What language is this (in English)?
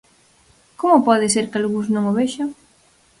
Galician